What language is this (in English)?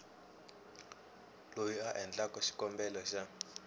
Tsonga